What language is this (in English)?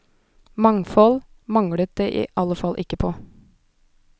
Norwegian